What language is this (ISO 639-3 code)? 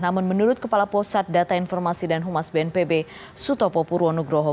ind